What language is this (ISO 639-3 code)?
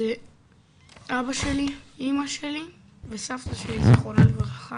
heb